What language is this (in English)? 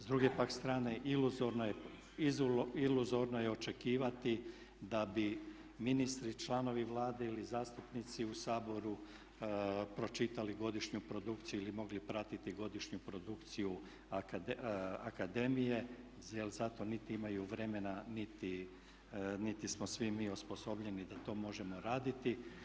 Croatian